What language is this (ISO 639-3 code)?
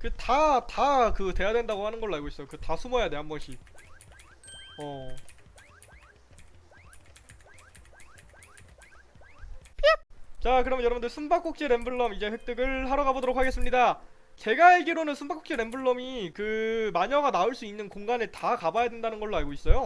kor